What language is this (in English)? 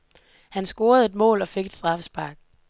Danish